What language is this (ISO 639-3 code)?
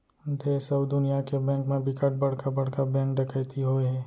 hne